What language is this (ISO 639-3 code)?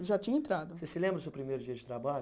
por